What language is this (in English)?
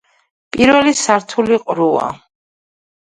Georgian